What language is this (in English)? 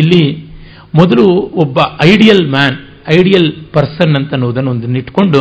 Kannada